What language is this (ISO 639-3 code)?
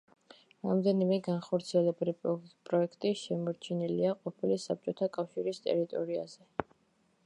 kat